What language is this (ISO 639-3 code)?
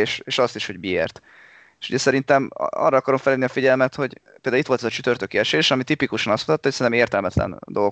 hun